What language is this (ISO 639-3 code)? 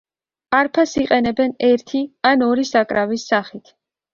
kat